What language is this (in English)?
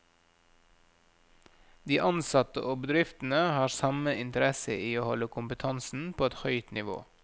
Norwegian